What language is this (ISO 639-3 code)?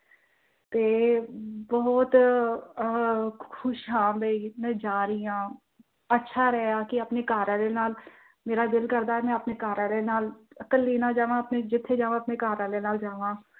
pan